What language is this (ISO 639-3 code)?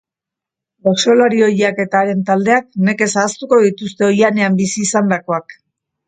eus